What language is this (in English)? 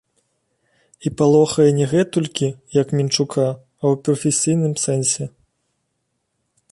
Belarusian